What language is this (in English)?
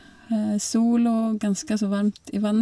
Norwegian